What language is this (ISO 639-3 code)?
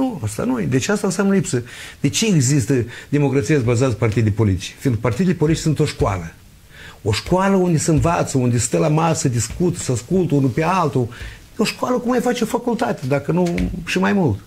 ron